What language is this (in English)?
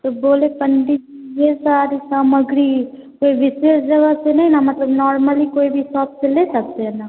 Hindi